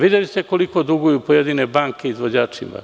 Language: Serbian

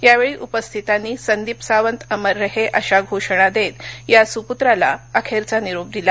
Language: Marathi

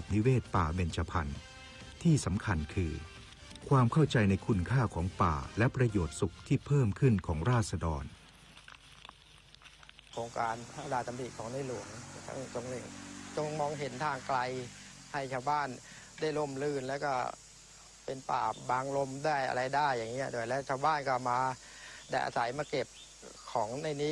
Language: Thai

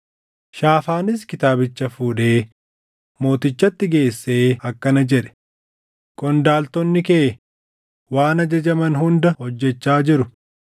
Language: Oromo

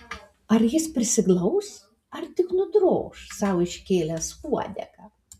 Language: Lithuanian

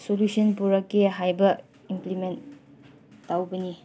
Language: Manipuri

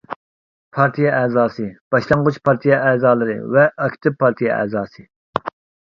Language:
Uyghur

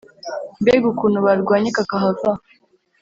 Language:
Kinyarwanda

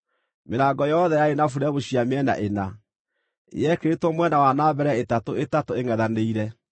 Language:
Kikuyu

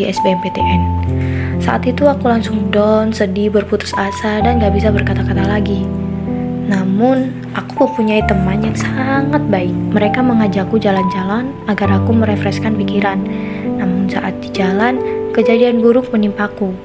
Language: Indonesian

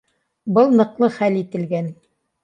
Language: Bashkir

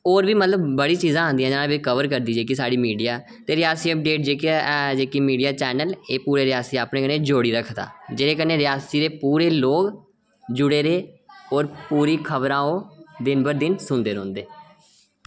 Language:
Dogri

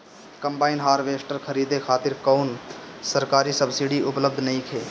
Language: Bhojpuri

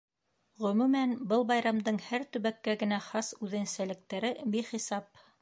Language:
Bashkir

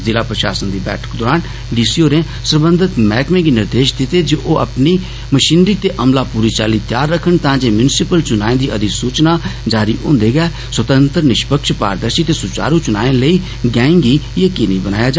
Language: Dogri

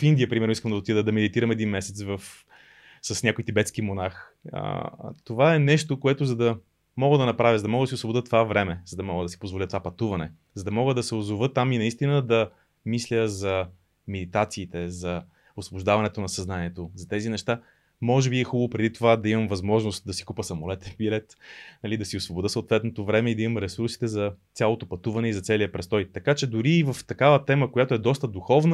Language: Bulgarian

